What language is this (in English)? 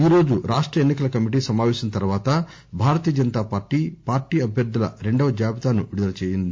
Telugu